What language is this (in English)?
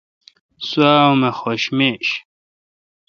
Kalkoti